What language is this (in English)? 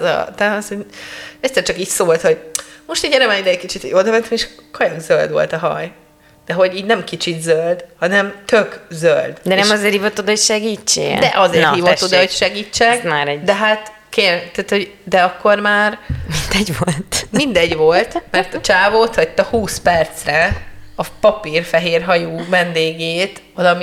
Hungarian